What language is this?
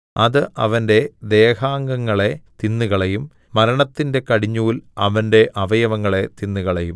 Malayalam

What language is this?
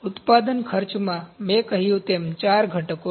Gujarati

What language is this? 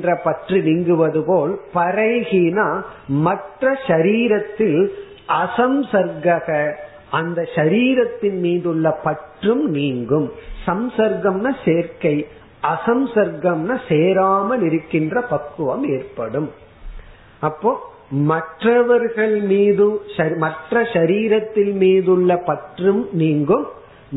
Tamil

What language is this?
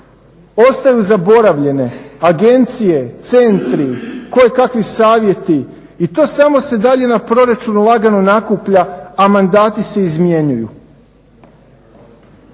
Croatian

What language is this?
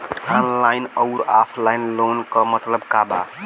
Bhojpuri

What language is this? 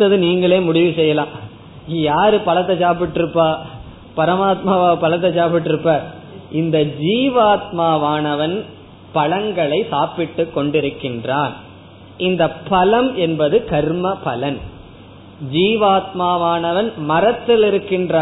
Tamil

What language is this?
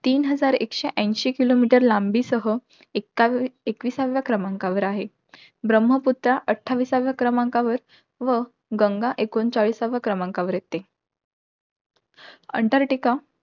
Marathi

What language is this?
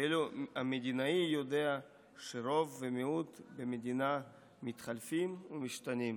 Hebrew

